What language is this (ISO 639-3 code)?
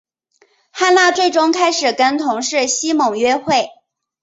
zho